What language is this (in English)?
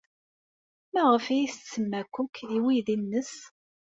Kabyle